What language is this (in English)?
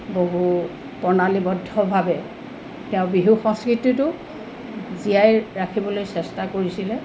Assamese